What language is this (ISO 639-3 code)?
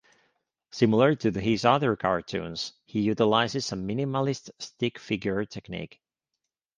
eng